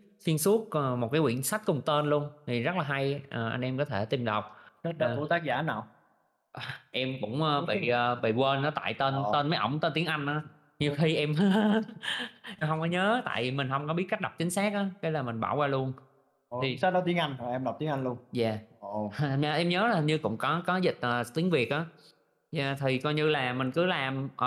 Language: Vietnamese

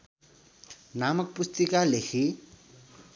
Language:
Nepali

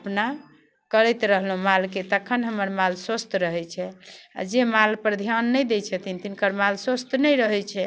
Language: Maithili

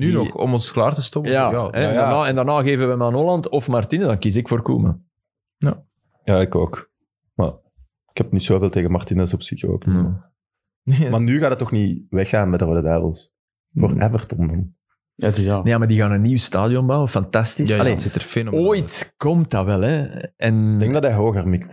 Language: Dutch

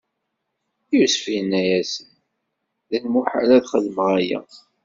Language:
Kabyle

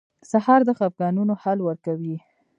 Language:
Pashto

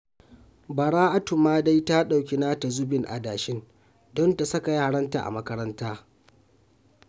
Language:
Hausa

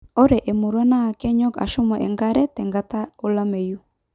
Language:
Masai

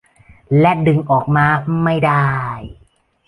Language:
Thai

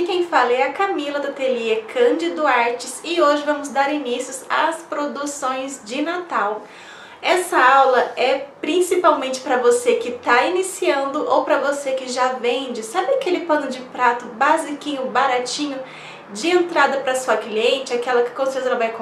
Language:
Portuguese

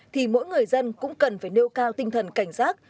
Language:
Vietnamese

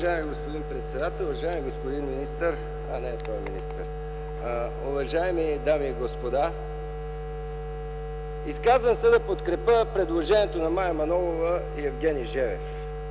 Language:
Bulgarian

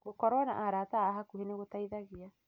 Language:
Kikuyu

